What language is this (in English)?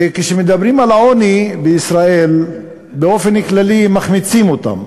Hebrew